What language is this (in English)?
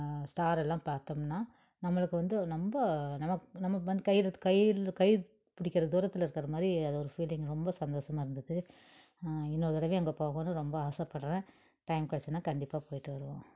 Tamil